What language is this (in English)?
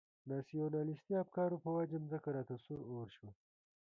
Pashto